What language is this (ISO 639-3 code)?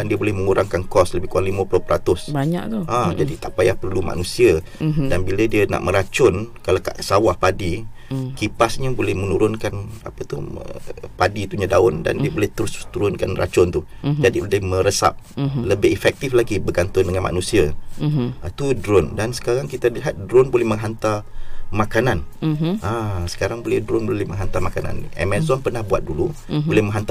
msa